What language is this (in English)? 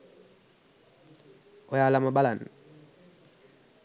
Sinhala